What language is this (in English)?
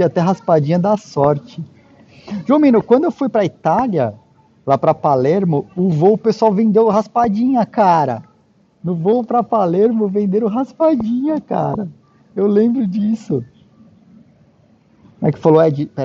Portuguese